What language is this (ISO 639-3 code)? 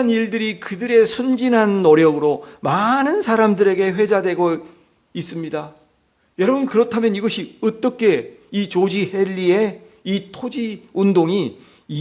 kor